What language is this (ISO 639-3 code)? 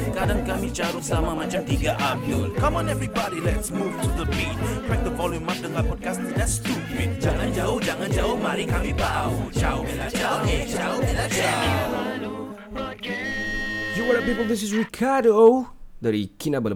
msa